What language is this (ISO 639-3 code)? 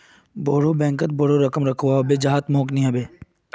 mag